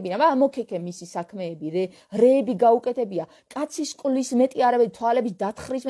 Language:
Romanian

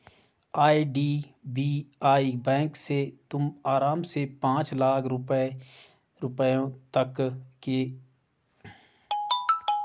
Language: Hindi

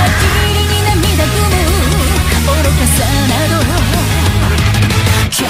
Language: Korean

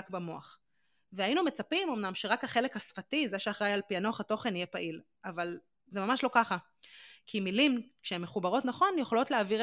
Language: Hebrew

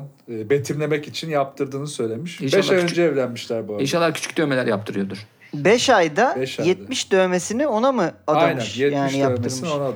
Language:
Turkish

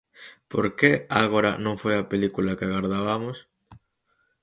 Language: Galician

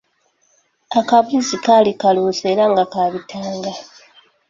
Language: Ganda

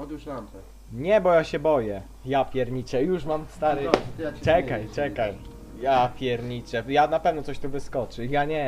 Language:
Polish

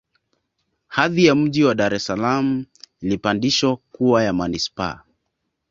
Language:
Swahili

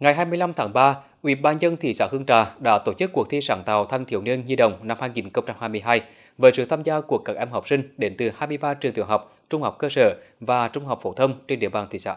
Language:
Vietnamese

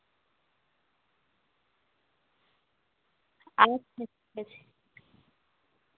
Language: Bangla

